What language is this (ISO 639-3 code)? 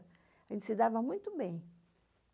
por